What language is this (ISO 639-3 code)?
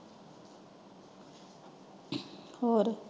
pan